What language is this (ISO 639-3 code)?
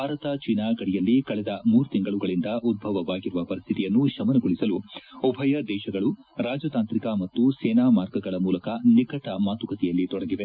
kan